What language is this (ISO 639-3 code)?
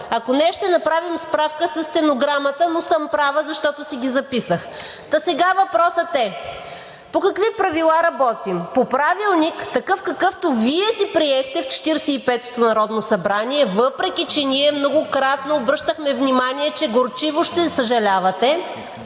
bul